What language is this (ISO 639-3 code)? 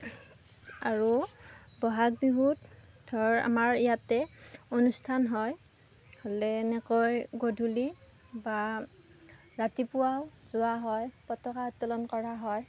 asm